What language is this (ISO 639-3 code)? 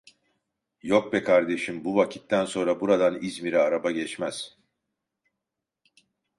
tur